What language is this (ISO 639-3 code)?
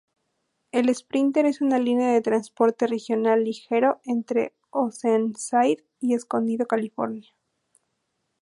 spa